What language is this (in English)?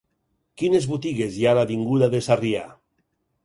Catalan